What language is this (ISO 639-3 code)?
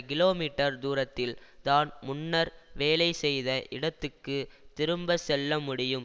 tam